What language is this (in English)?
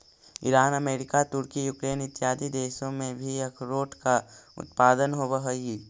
Magahi